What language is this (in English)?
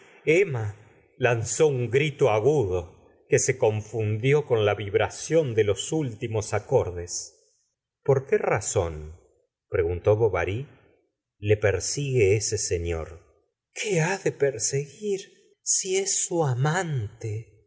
Spanish